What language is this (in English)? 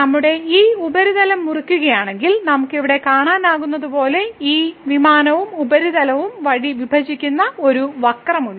Malayalam